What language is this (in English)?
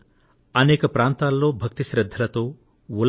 Telugu